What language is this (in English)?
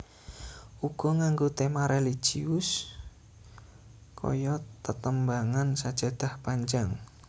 Javanese